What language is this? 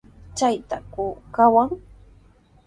Sihuas Ancash Quechua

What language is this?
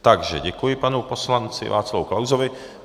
Czech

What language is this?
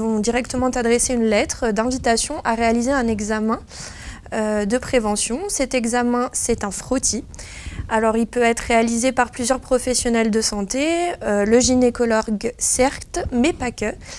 French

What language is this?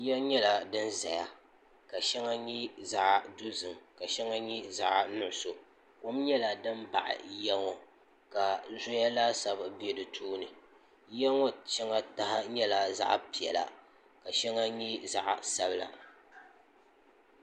Dagbani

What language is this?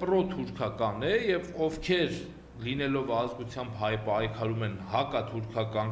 Romanian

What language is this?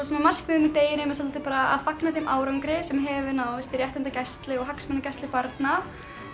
Icelandic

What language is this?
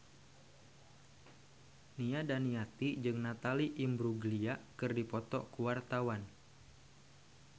Sundanese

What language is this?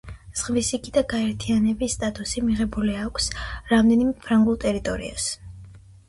Georgian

